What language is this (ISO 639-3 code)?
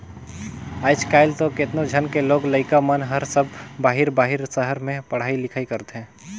hne